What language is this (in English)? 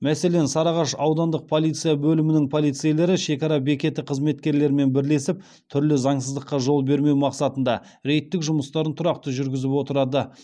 Kazakh